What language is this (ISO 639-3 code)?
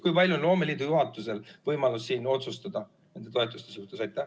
est